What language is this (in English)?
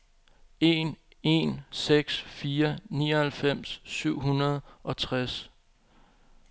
Danish